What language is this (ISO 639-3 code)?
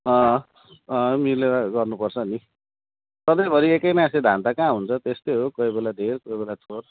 nep